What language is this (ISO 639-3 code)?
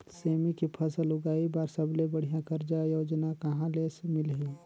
hne